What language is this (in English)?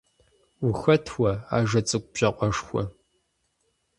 Kabardian